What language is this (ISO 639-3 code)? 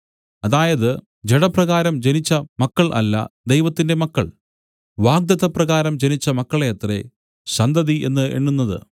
mal